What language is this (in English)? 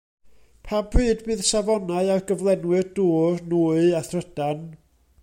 Welsh